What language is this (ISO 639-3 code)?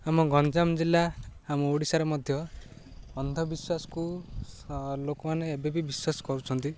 ori